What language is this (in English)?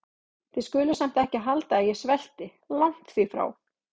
Icelandic